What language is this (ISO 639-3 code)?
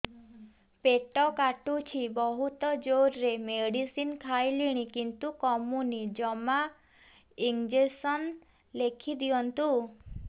ori